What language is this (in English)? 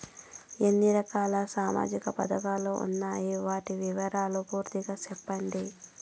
Telugu